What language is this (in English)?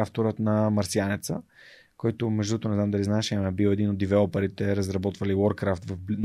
Bulgarian